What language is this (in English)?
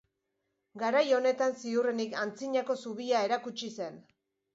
Basque